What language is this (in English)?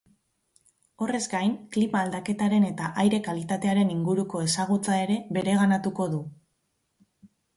Basque